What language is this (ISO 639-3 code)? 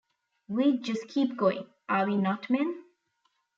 eng